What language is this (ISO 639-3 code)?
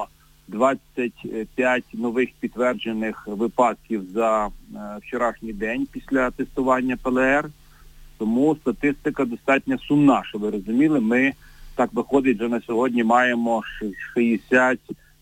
ukr